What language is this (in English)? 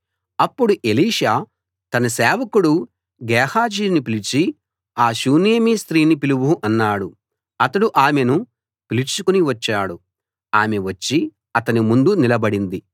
Telugu